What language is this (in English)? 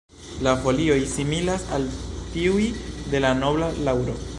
Esperanto